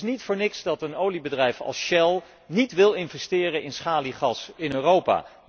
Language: Dutch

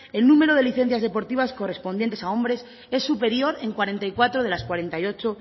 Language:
Spanish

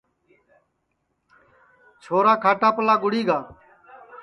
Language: Sansi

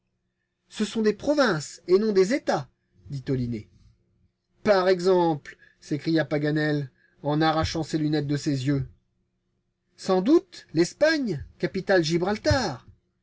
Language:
French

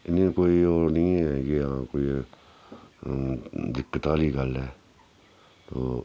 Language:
Dogri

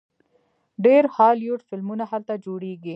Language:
Pashto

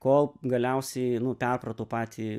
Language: Lithuanian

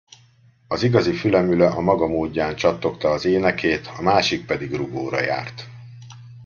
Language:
Hungarian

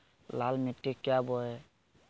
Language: Magahi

